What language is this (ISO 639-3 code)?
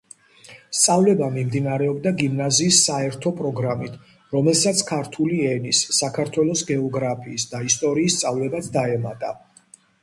kat